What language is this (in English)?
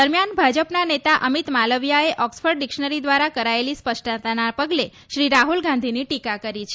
Gujarati